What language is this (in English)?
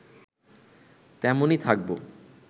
Bangla